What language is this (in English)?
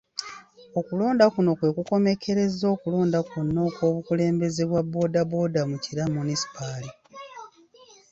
Ganda